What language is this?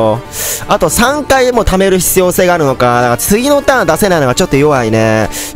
Japanese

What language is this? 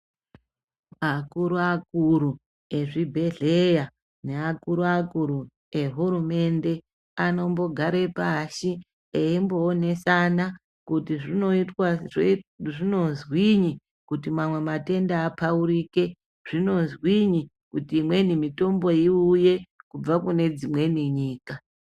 Ndau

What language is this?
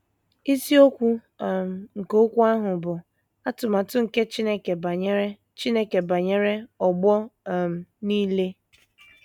Igbo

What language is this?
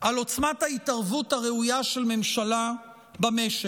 Hebrew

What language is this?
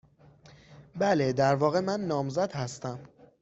Persian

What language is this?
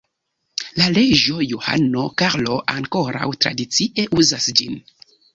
Esperanto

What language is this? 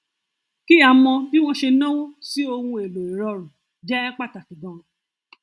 Yoruba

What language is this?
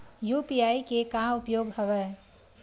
Chhattisgarhi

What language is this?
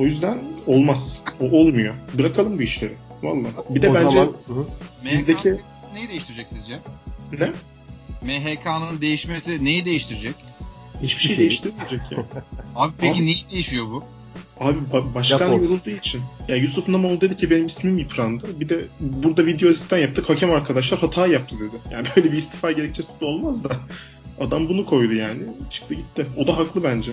Turkish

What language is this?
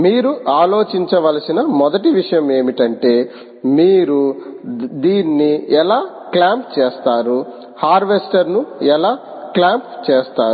Telugu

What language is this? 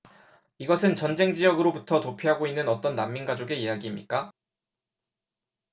Korean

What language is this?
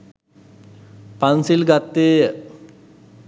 Sinhala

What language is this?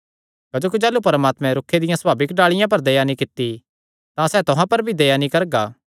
Kangri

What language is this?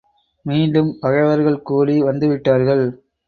Tamil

